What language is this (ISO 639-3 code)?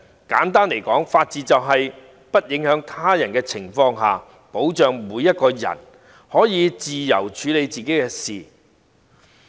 yue